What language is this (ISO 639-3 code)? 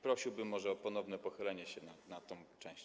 pol